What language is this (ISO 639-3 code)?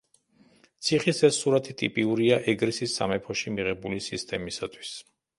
kat